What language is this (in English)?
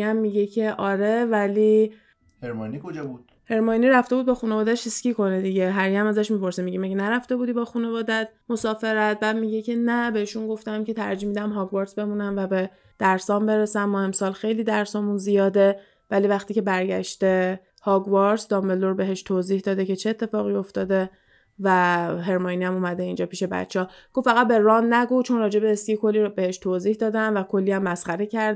Persian